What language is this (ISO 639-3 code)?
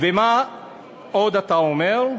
heb